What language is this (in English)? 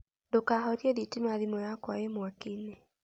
Kikuyu